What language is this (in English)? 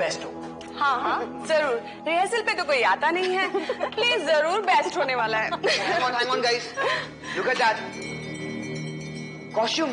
Hindi